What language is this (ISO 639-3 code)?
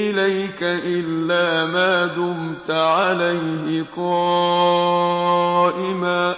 ara